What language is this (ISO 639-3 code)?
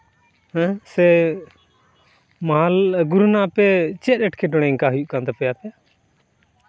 sat